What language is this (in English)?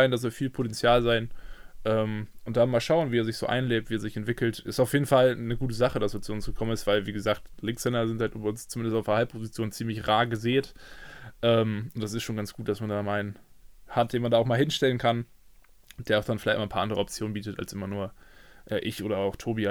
German